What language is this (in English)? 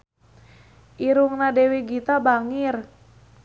Sundanese